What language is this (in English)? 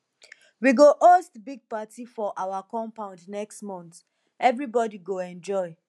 Nigerian Pidgin